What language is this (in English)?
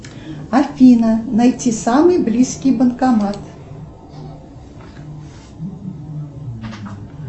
Russian